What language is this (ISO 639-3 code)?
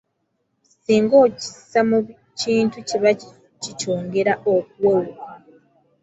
lug